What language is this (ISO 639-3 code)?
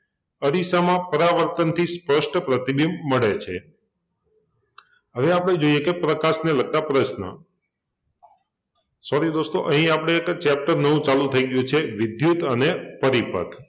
guj